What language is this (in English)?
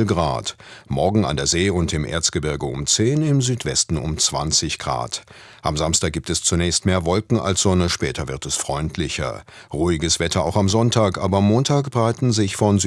German